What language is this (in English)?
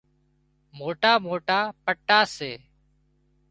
Wadiyara Koli